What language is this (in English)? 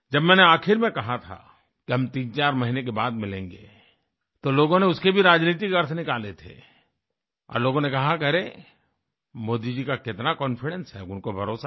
Hindi